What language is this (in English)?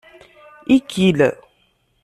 Kabyle